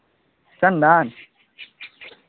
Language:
Maithili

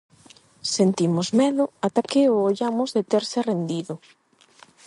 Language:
Galician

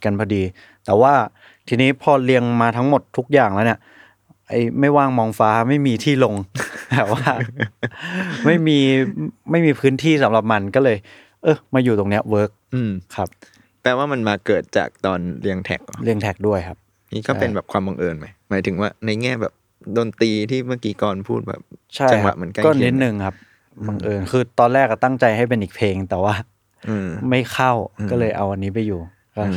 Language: Thai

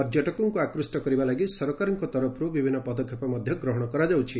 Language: Odia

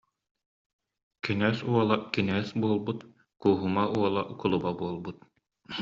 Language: Yakut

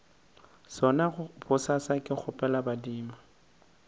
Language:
Northern Sotho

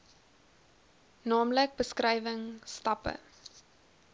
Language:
Afrikaans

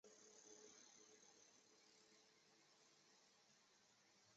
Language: Chinese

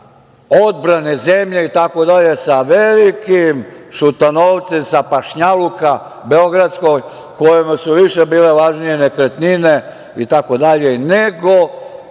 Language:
Serbian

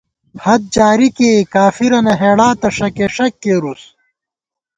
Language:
Gawar-Bati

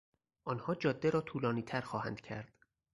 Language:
Persian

